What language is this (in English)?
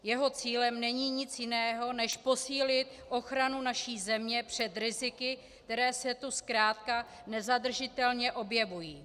Czech